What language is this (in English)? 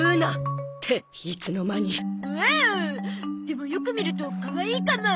Japanese